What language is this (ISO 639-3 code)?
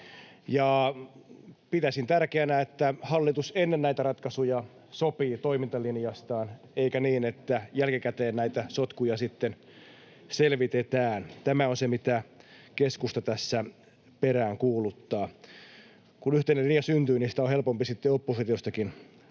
fin